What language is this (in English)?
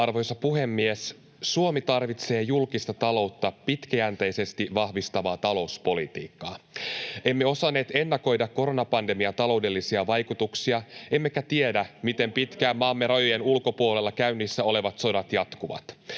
Finnish